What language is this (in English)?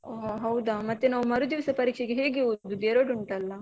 Kannada